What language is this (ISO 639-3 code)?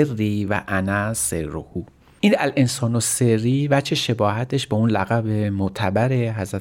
fas